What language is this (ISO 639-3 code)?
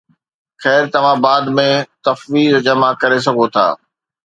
snd